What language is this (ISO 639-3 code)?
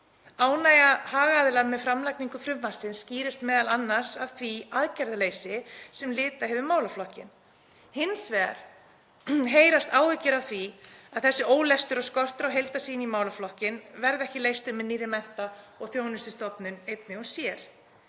isl